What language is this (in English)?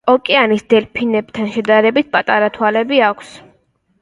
Georgian